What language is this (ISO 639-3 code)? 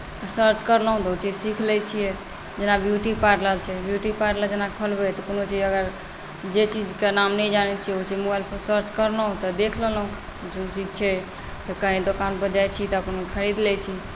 mai